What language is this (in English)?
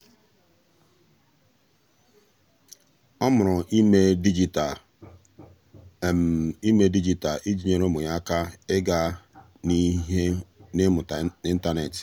Igbo